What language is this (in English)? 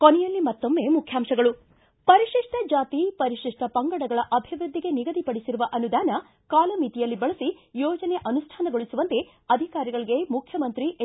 Kannada